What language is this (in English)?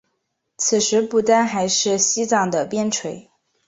Chinese